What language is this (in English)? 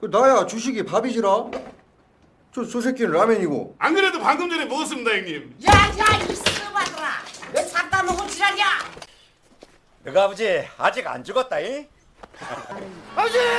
Korean